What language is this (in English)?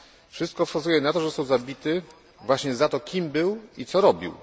Polish